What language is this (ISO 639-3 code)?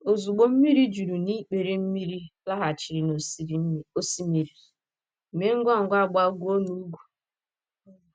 ibo